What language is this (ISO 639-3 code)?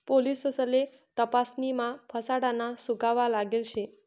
mar